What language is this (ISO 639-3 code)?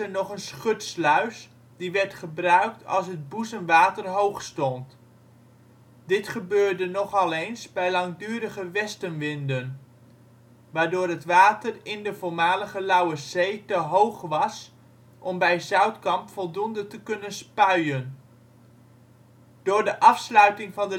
nld